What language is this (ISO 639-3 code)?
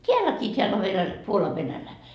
fin